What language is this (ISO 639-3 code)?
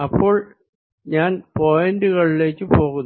mal